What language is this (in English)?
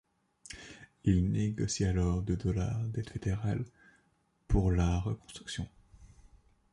French